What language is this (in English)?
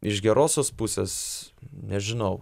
Lithuanian